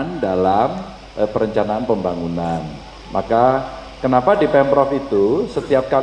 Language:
Indonesian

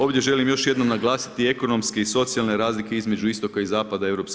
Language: Croatian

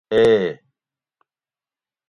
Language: Gawri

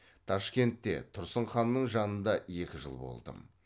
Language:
Kazakh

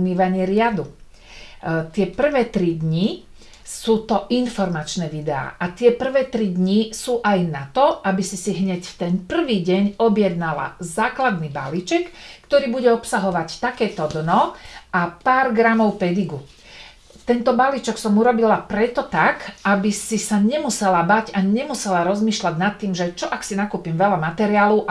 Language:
Slovak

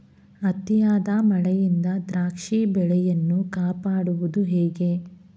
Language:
Kannada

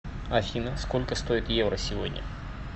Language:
Russian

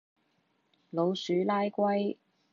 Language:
Cantonese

